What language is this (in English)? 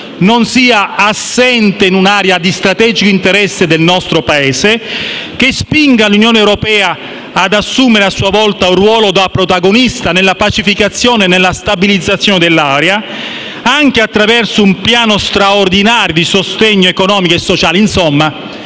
Italian